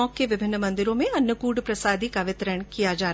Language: Hindi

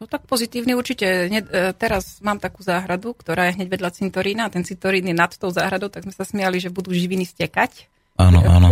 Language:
Slovak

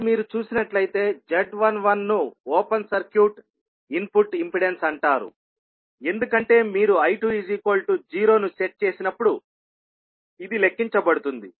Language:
Telugu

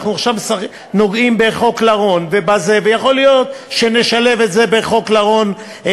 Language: Hebrew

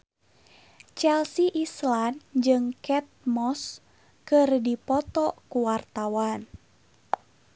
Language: Sundanese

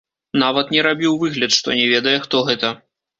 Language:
Belarusian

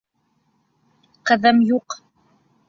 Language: Bashkir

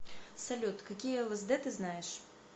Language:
Russian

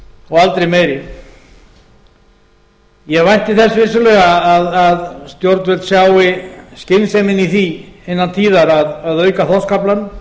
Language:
Icelandic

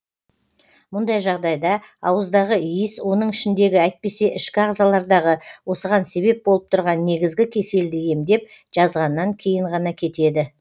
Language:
Kazakh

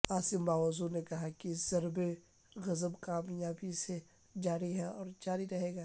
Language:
Urdu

